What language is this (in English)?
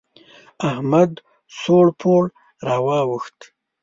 Pashto